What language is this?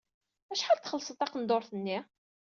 Kabyle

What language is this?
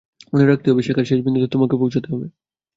Bangla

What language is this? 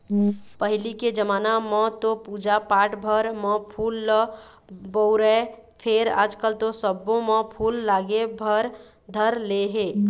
Chhattisgarhi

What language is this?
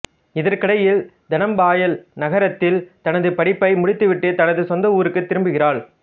Tamil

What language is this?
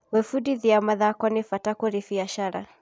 Kikuyu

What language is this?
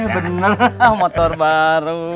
Indonesian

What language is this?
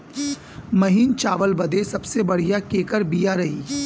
Bhojpuri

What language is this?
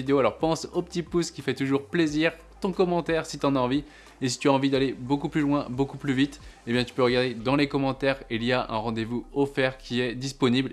French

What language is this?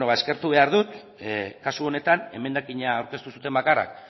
Basque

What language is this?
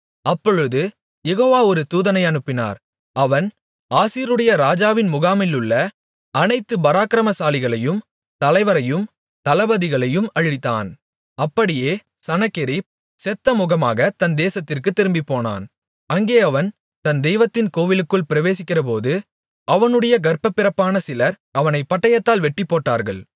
Tamil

